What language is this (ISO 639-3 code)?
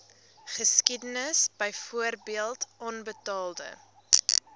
afr